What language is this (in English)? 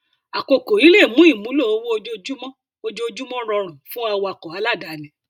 Yoruba